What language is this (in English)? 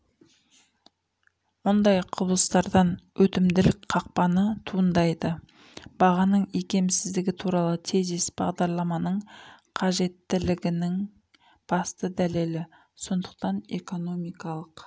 Kazakh